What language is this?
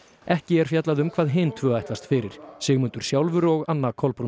Icelandic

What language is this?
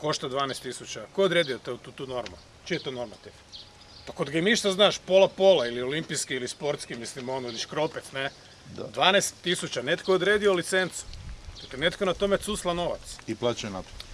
Croatian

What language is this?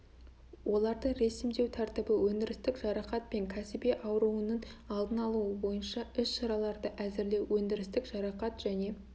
Kazakh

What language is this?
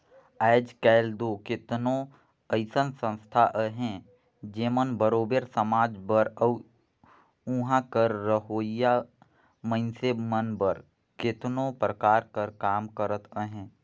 Chhattisgarhi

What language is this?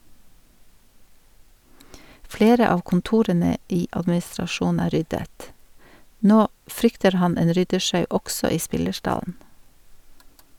Norwegian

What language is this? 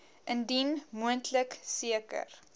Afrikaans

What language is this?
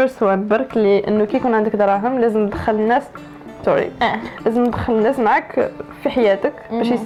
Arabic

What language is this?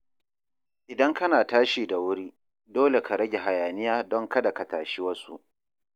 Hausa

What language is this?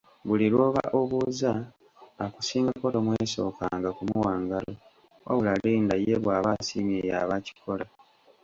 Ganda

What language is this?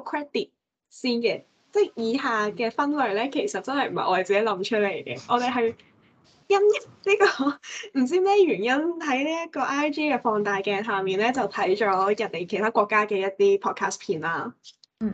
Chinese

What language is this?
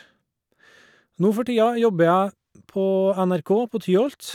Norwegian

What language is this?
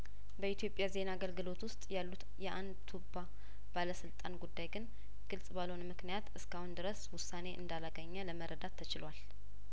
Amharic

